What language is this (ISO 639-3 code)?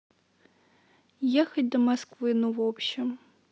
rus